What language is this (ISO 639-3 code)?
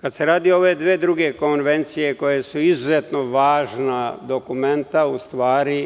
srp